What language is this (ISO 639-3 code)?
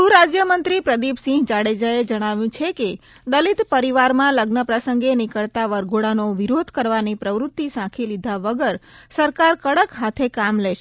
guj